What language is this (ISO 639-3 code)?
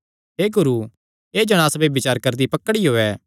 xnr